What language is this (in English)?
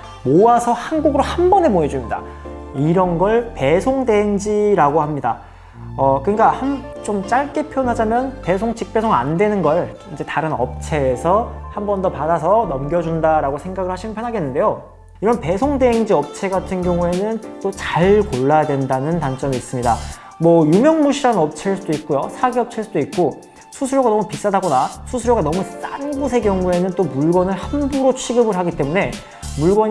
Korean